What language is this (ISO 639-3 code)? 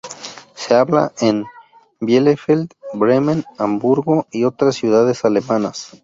spa